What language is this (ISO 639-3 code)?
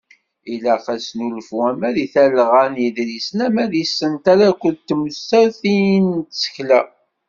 kab